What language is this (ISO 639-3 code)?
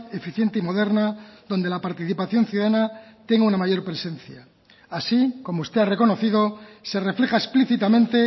spa